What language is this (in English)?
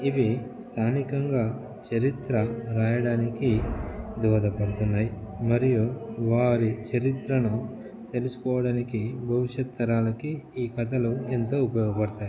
Telugu